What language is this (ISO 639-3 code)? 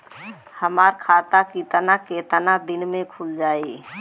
bho